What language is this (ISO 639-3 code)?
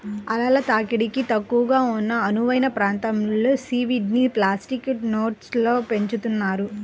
tel